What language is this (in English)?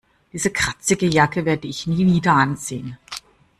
German